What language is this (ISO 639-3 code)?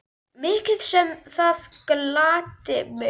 isl